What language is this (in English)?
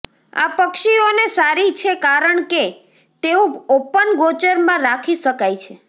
Gujarati